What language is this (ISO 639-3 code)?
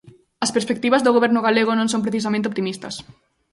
glg